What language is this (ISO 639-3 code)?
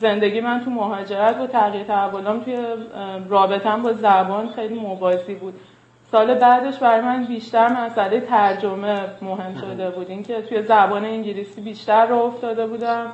fas